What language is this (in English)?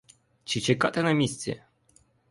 Ukrainian